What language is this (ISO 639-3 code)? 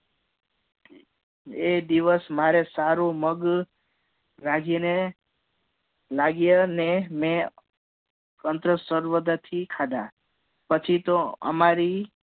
guj